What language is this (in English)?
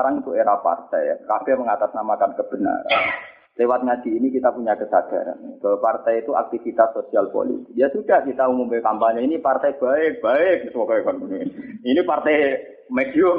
Indonesian